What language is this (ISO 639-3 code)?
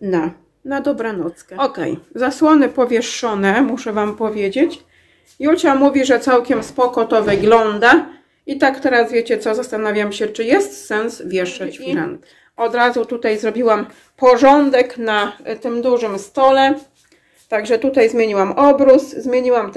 pol